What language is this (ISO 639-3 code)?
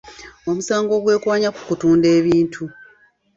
lug